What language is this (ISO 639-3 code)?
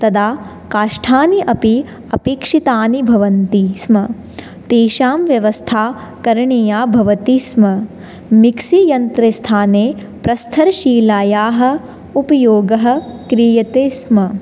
san